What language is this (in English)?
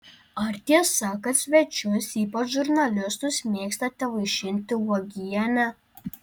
Lithuanian